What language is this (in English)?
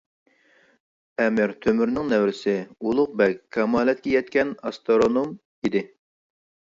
Uyghur